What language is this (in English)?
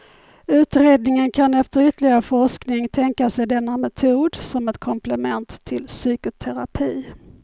Swedish